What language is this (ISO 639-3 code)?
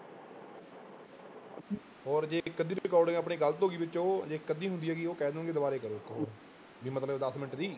pan